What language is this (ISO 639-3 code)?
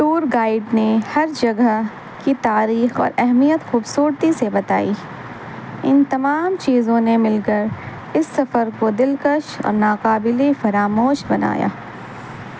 urd